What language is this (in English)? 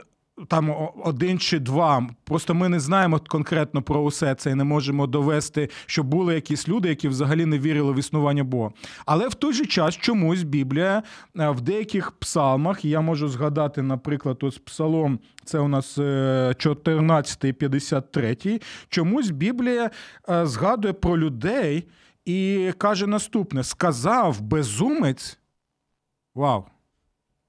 Ukrainian